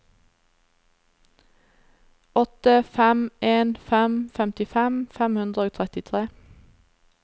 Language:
Norwegian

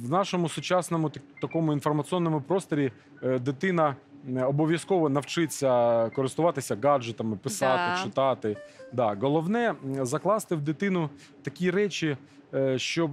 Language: Ukrainian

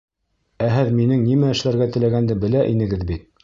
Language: Bashkir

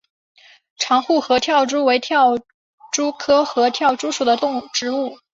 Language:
Chinese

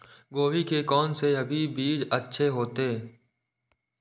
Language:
Maithili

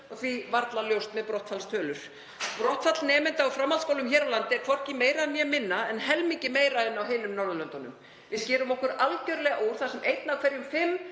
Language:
Icelandic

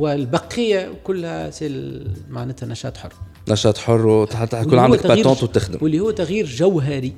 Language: Arabic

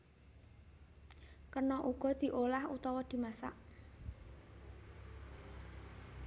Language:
Javanese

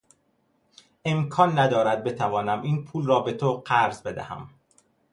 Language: Persian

